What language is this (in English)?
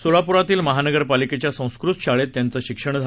Marathi